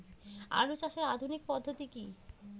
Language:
Bangla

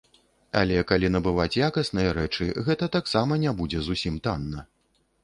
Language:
Belarusian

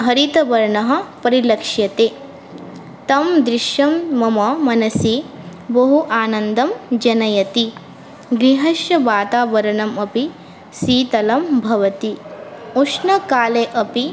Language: Sanskrit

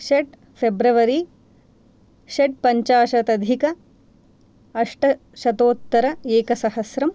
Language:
Sanskrit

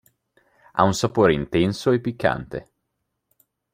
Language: Italian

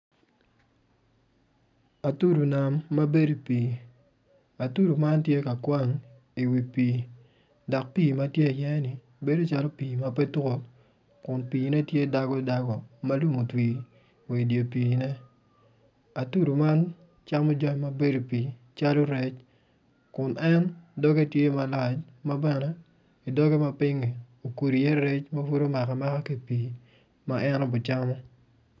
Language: Acoli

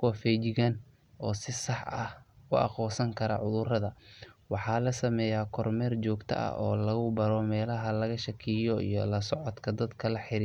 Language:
Somali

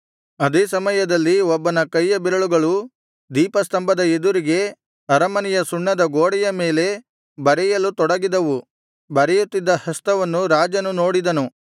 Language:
Kannada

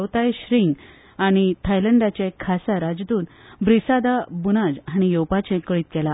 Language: Konkani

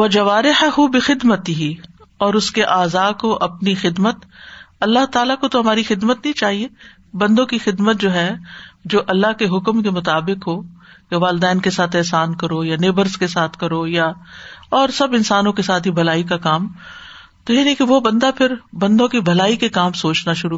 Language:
Urdu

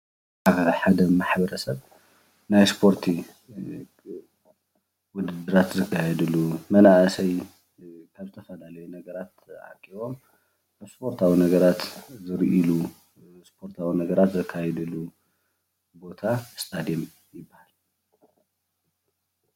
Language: Tigrinya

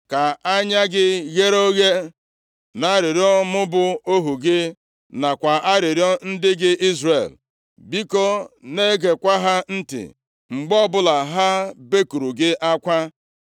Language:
Igbo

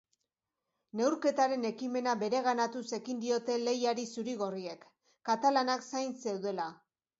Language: Basque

